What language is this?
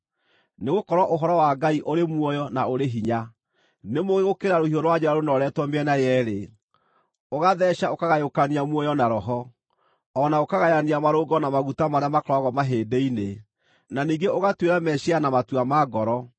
Kikuyu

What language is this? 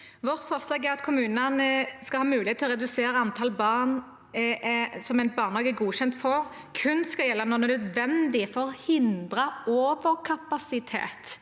Norwegian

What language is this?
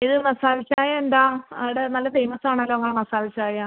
Malayalam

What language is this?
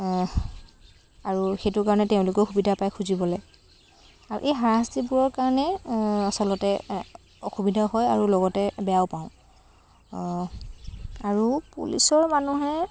Assamese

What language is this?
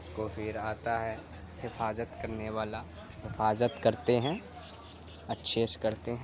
Urdu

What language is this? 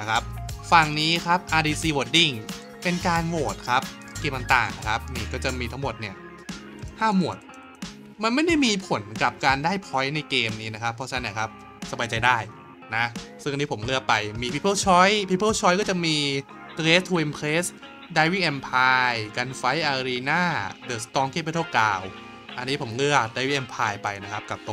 Thai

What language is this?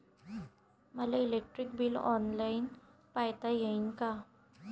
Marathi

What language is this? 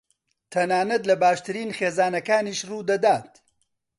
Central Kurdish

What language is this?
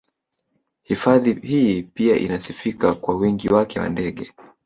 Swahili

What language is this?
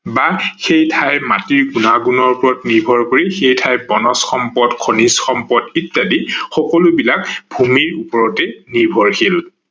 Assamese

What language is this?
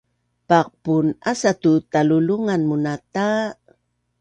Bunun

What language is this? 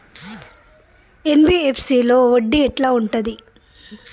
Telugu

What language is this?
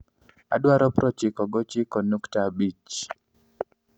Luo (Kenya and Tanzania)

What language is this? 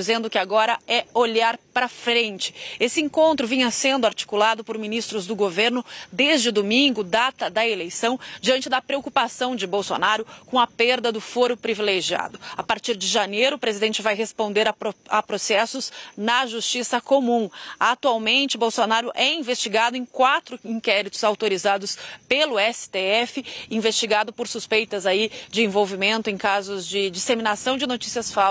Portuguese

